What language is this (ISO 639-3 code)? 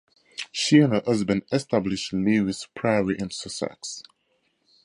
eng